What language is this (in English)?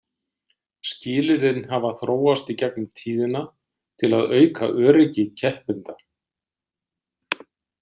Icelandic